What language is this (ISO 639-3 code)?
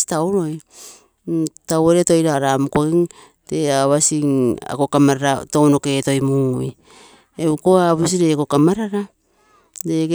buo